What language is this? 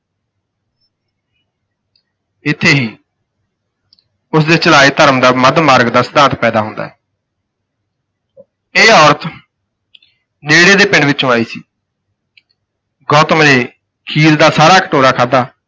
Punjabi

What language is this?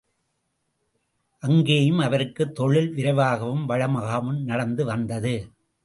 Tamil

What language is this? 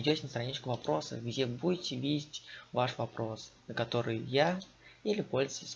Russian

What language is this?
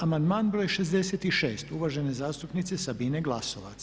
Croatian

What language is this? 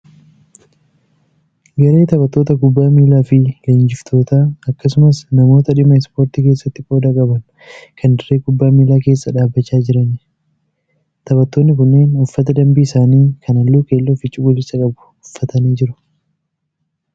Oromo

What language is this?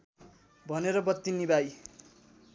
Nepali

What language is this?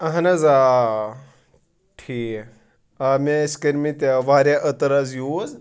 Kashmiri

